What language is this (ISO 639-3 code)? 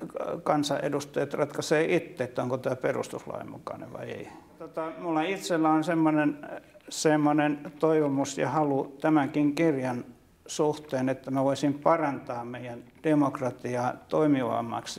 fin